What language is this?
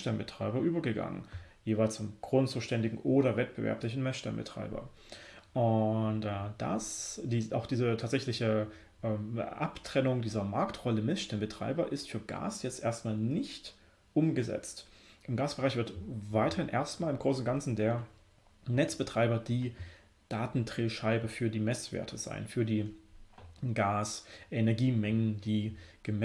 German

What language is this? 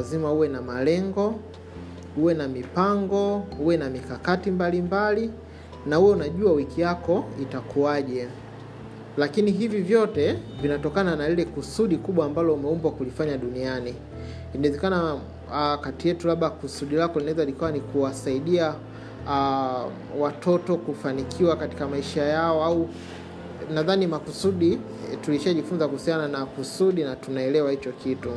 Swahili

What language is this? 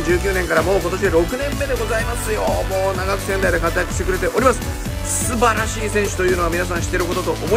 Japanese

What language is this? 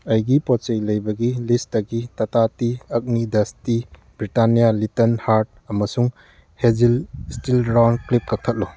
Manipuri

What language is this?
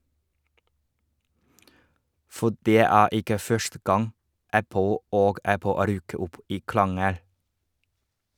Norwegian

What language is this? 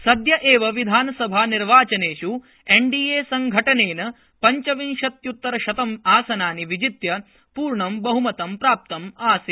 Sanskrit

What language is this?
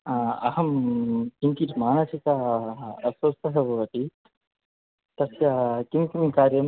Sanskrit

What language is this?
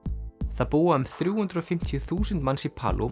Icelandic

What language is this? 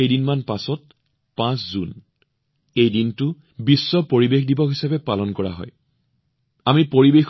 Assamese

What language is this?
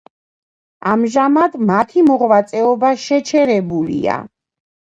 Georgian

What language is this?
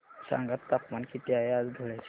Marathi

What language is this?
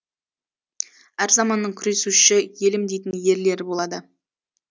Kazakh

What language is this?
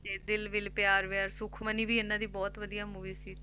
Punjabi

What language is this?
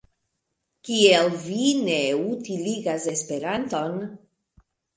Esperanto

